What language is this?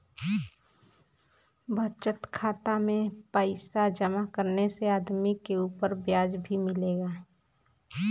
Bhojpuri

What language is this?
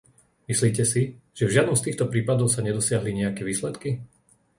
Slovak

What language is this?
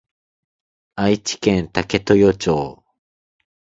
Japanese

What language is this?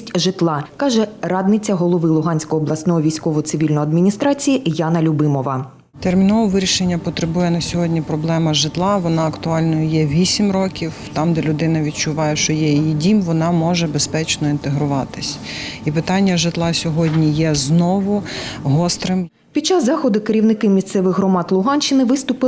Ukrainian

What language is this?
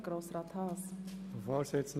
Swiss German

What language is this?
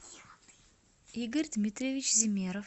Russian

